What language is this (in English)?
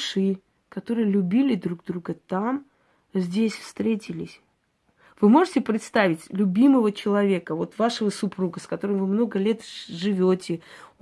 Russian